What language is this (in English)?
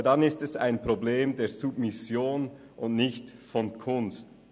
Swiss German